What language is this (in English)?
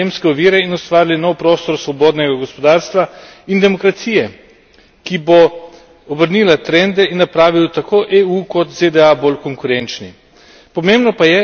Slovenian